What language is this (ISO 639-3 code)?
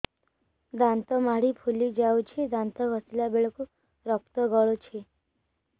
ori